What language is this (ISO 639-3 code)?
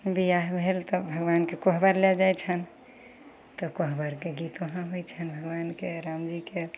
mai